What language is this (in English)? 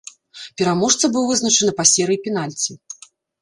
Belarusian